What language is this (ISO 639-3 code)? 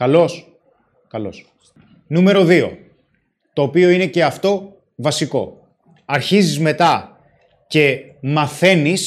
ell